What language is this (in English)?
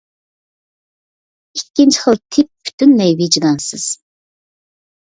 Uyghur